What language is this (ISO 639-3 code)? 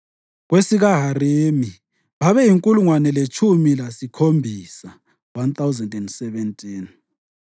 nde